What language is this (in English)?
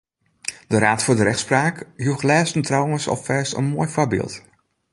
Western Frisian